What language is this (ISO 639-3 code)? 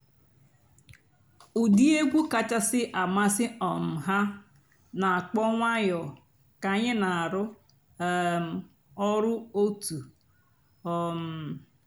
ibo